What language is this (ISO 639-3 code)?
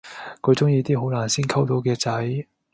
yue